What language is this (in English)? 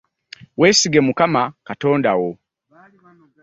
Ganda